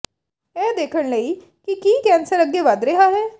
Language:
Punjabi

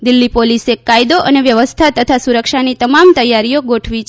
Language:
Gujarati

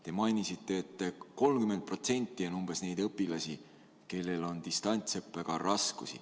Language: Estonian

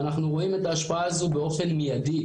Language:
Hebrew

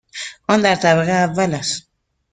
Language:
Persian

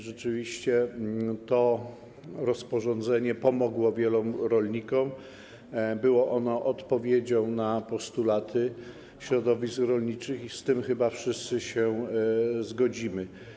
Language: Polish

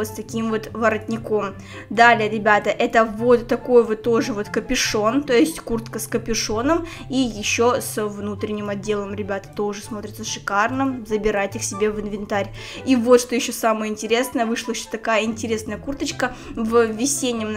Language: Russian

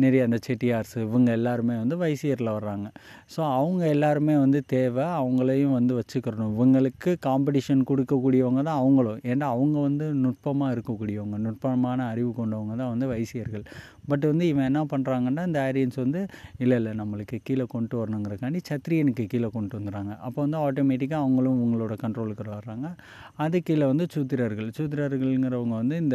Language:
Tamil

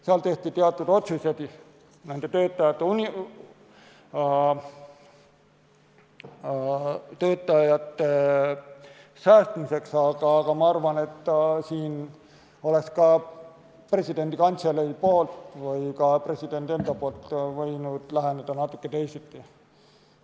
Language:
Estonian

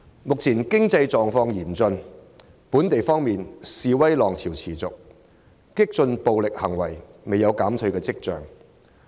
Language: Cantonese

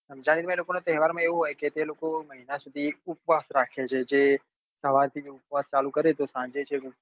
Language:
Gujarati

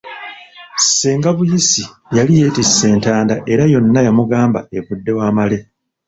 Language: Ganda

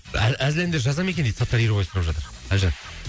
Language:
Kazakh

